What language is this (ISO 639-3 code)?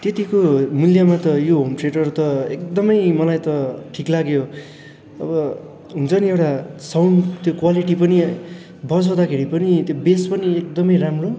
nep